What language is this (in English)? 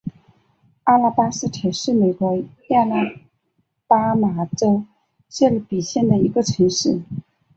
Chinese